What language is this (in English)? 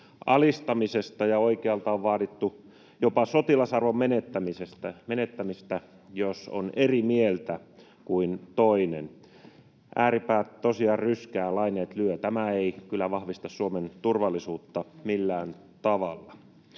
Finnish